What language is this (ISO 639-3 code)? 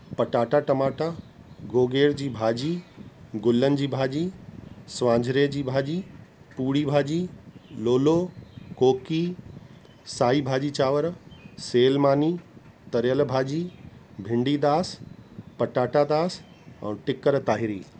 snd